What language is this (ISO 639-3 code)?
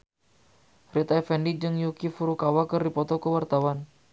sun